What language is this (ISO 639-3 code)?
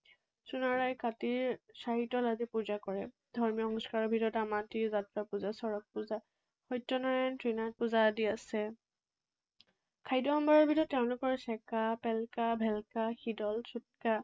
asm